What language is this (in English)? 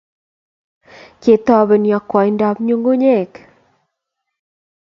Kalenjin